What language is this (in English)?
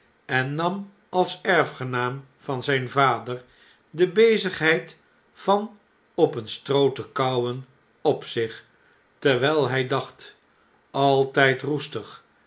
Dutch